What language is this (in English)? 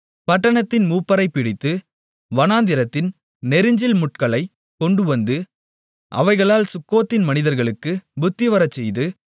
Tamil